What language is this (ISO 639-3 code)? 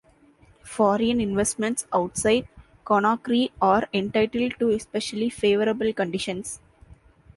eng